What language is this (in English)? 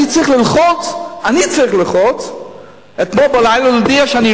Hebrew